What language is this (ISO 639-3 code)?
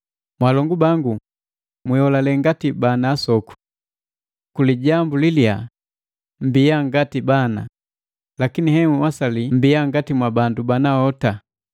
mgv